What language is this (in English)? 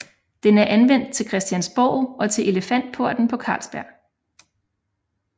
Danish